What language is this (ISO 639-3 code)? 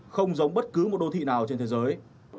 vie